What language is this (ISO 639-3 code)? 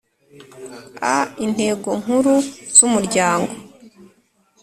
kin